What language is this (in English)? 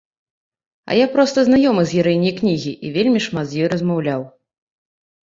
Belarusian